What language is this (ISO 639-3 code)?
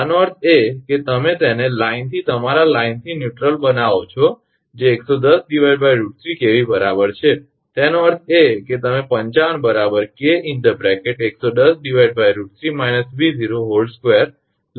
guj